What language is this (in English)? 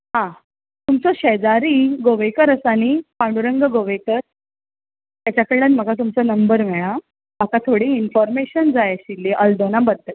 Konkani